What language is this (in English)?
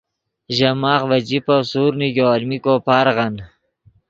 Yidgha